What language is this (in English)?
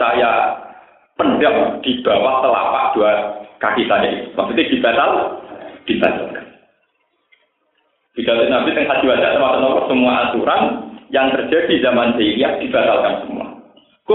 Indonesian